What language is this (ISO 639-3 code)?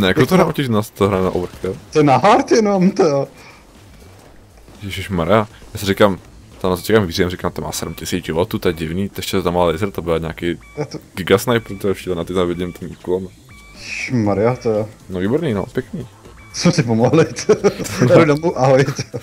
ces